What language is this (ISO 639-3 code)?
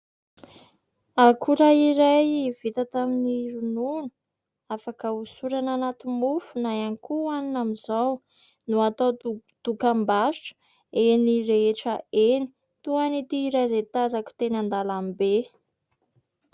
mlg